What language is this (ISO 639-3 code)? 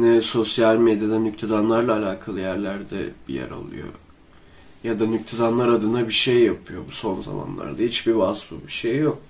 tur